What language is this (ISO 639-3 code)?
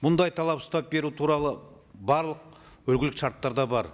kaz